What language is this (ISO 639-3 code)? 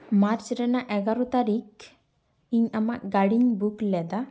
sat